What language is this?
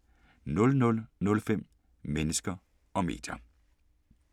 Danish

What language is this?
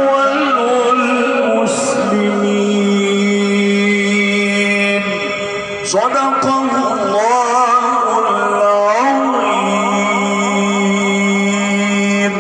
Arabic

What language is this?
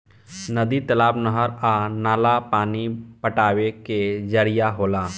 Bhojpuri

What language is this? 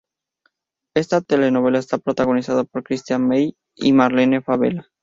Spanish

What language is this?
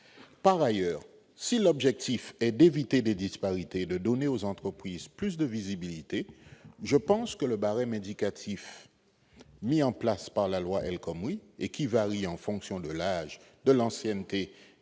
French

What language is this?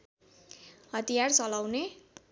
Nepali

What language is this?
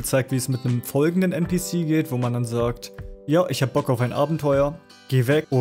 German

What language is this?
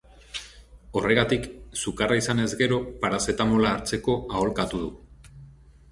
Basque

